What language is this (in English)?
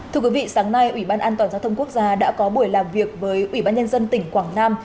Vietnamese